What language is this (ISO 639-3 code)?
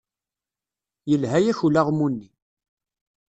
kab